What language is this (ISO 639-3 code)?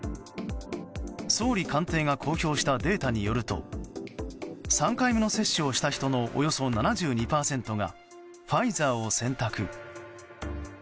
jpn